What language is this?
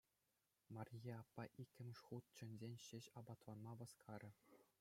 Chuvash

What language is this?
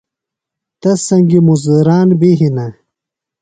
Phalura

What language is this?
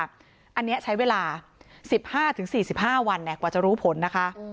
Thai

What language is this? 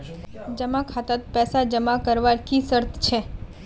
Magahi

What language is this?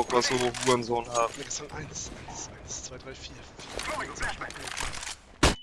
German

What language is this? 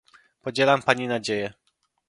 Polish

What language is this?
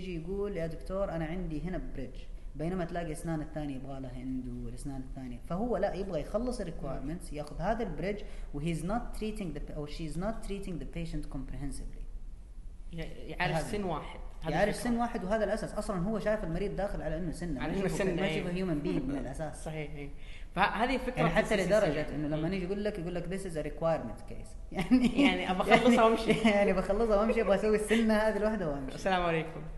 Arabic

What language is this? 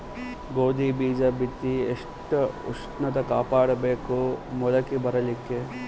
Kannada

